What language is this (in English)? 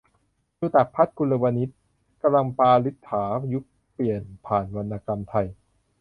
Thai